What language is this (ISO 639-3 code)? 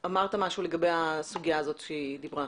heb